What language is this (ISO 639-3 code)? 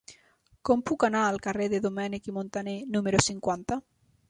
cat